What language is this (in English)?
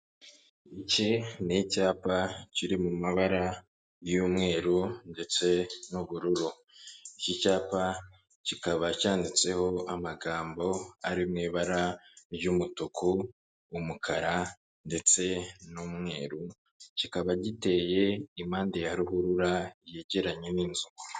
Kinyarwanda